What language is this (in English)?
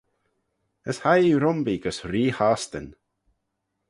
Manx